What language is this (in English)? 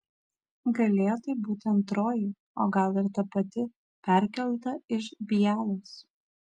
Lithuanian